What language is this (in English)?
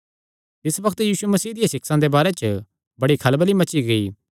Kangri